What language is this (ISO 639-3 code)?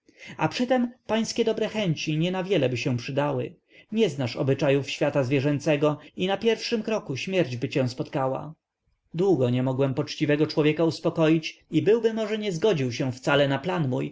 pol